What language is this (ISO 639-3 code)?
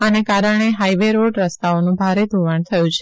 guj